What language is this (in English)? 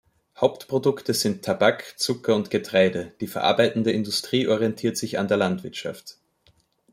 German